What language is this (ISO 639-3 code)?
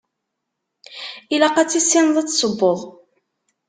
kab